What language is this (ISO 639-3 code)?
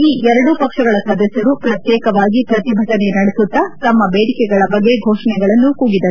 kan